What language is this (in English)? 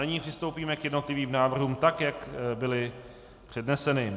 Czech